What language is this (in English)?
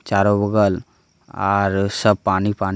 Magahi